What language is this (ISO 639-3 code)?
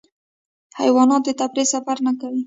pus